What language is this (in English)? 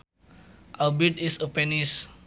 Sundanese